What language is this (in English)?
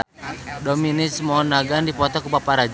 Sundanese